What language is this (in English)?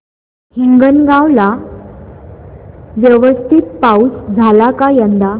Marathi